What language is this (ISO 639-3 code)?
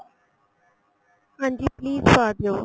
pan